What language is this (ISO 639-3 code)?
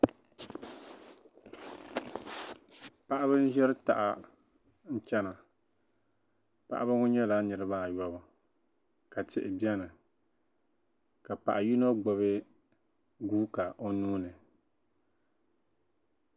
dag